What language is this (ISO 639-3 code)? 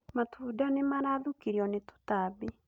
kik